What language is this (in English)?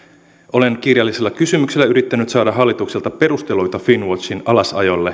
Finnish